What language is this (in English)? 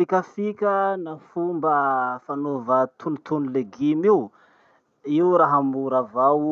Masikoro Malagasy